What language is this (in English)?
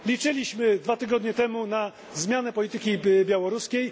Polish